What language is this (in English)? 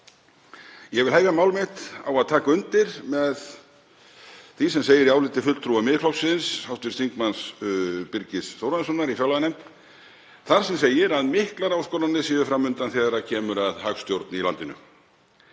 Icelandic